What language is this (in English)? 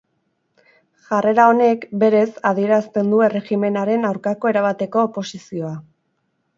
Basque